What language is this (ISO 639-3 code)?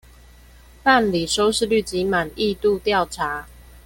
zho